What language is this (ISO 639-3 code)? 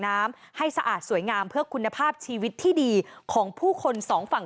tha